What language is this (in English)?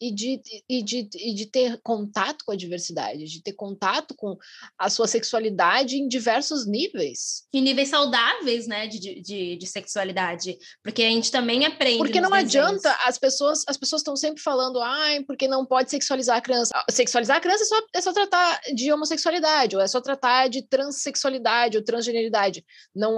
Portuguese